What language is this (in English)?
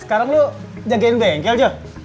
Indonesian